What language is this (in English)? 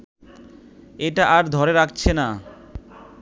Bangla